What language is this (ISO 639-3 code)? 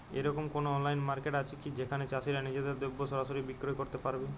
ben